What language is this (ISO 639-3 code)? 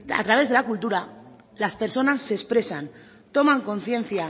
spa